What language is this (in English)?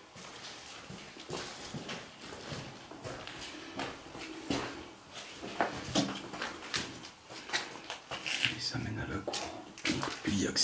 French